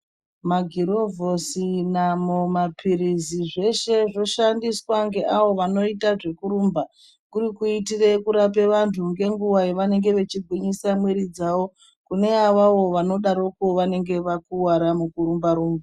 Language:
Ndau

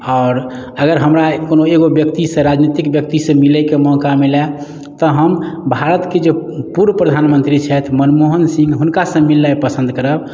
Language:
Maithili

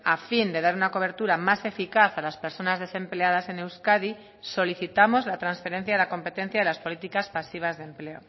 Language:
Spanish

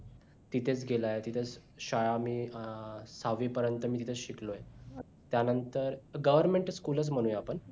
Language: Marathi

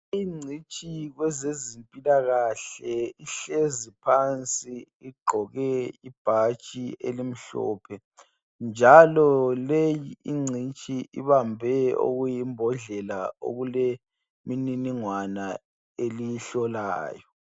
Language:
North Ndebele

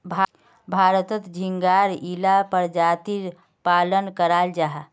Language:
Magahi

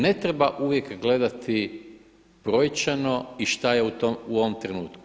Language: Croatian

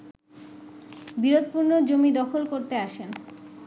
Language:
Bangla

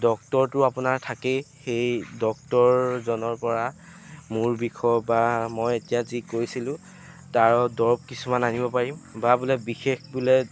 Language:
Assamese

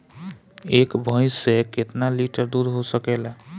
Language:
Bhojpuri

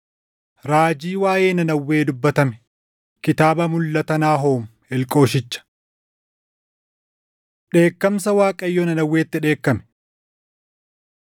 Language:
Oromo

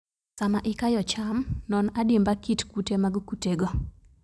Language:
Luo (Kenya and Tanzania)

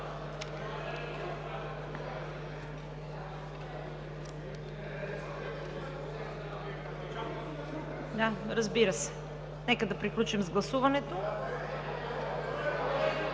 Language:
Bulgarian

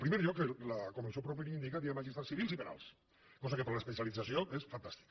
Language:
Catalan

